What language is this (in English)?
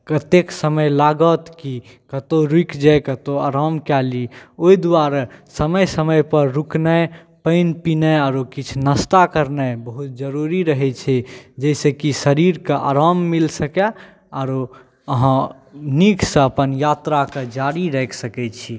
Maithili